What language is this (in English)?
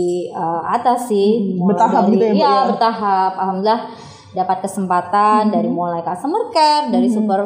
Indonesian